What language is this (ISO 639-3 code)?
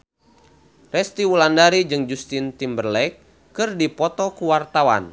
sun